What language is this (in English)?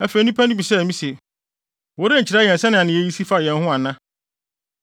Akan